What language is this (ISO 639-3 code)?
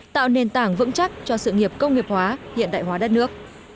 vie